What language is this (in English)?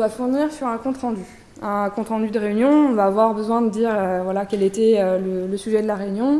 French